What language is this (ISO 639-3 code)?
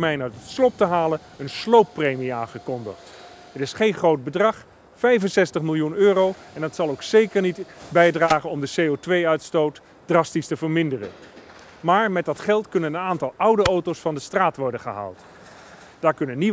nld